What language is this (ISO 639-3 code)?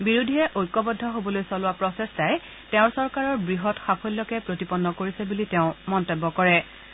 asm